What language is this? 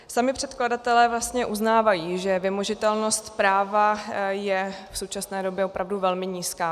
Czech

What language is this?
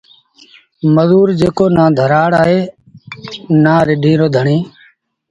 Sindhi Bhil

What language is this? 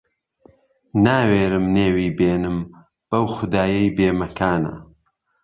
Central Kurdish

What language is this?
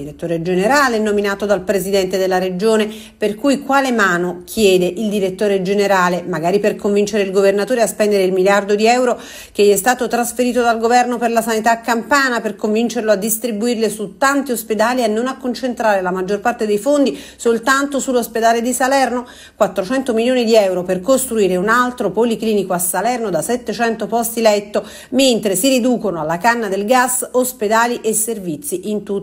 Italian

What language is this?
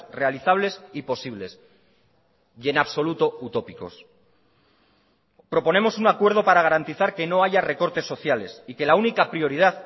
Spanish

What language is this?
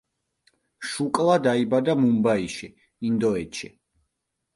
Georgian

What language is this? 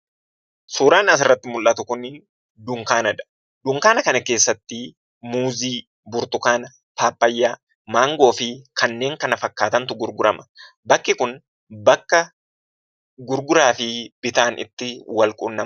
Oromo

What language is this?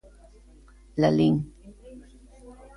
Galician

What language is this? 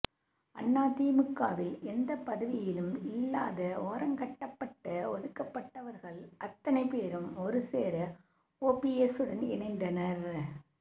Tamil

